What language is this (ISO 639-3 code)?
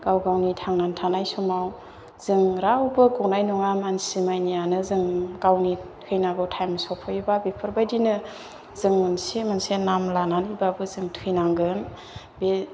brx